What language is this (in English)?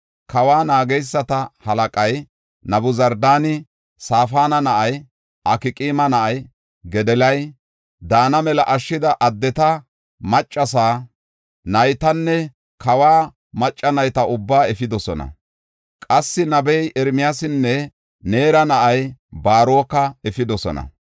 Gofa